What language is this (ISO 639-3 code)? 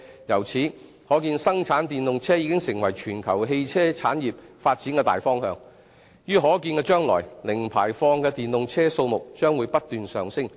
yue